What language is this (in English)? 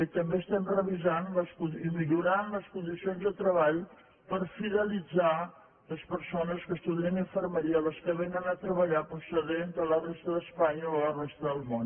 Catalan